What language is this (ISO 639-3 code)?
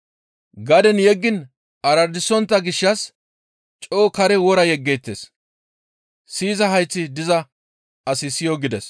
gmv